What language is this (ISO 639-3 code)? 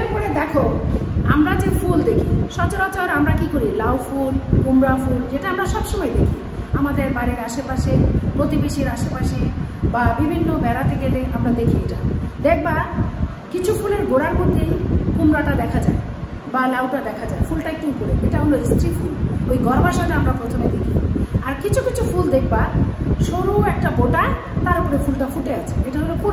ind